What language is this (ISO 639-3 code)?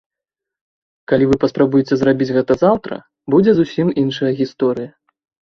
bel